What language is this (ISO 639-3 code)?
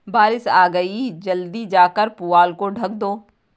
hin